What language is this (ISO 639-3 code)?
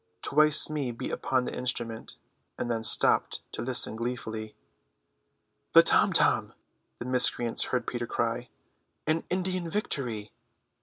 eng